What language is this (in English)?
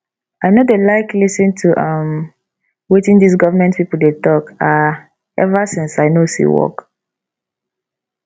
Nigerian Pidgin